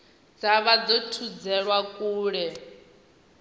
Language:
Venda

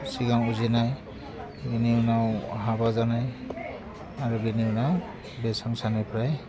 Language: Bodo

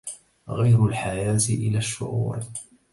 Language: Arabic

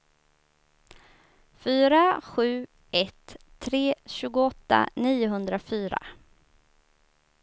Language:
Swedish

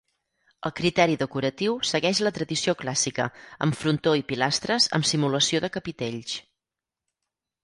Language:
Catalan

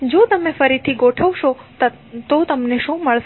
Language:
Gujarati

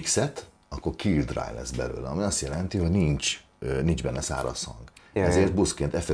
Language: Hungarian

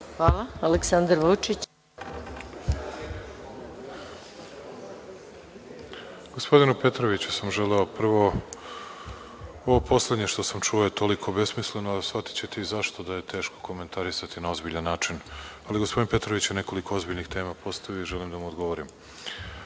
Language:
Serbian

